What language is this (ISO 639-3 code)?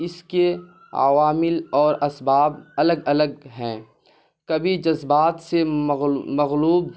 urd